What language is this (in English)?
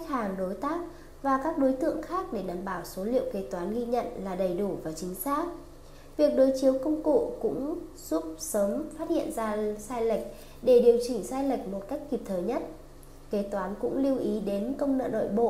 Vietnamese